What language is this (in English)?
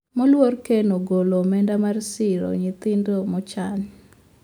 Luo (Kenya and Tanzania)